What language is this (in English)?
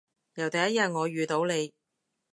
Cantonese